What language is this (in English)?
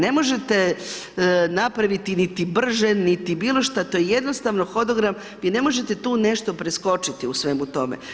Croatian